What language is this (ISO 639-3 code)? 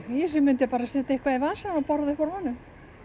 isl